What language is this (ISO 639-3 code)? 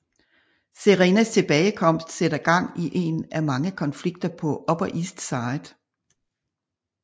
dan